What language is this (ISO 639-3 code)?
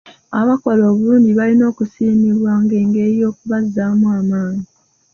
lug